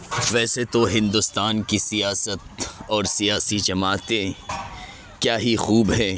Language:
Urdu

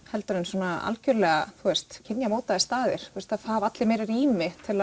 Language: Icelandic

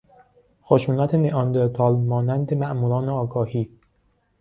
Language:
Persian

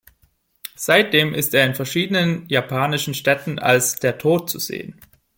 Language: German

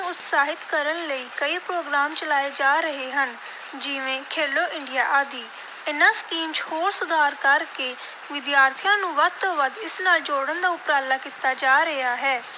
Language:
Punjabi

